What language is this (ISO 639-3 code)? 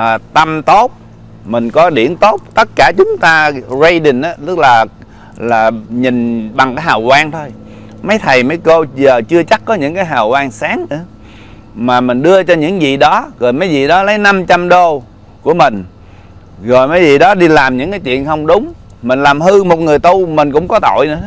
vie